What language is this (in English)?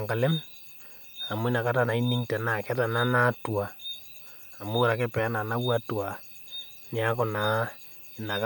Masai